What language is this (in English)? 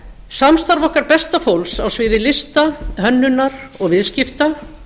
Icelandic